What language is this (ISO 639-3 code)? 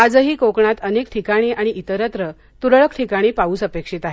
mar